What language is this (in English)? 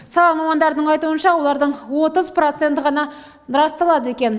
Kazakh